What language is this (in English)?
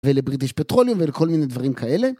Hebrew